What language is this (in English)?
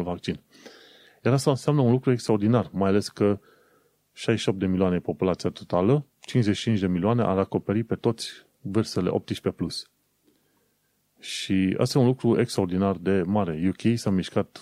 Romanian